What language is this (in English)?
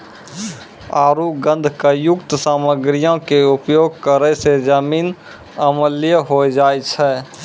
Maithili